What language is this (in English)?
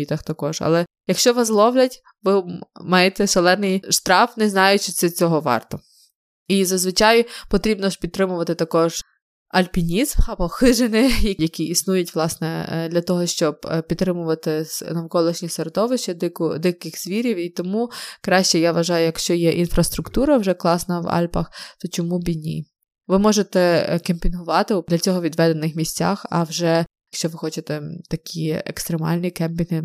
Ukrainian